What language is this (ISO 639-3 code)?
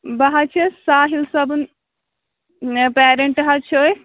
kas